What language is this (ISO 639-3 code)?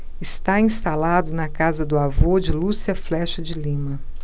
por